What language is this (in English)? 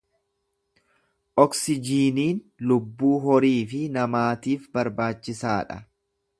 Oromo